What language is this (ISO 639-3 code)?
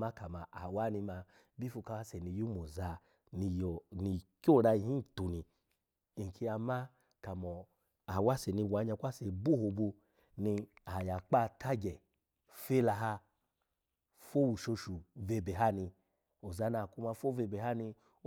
ala